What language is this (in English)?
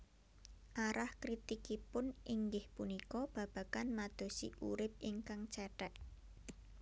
Javanese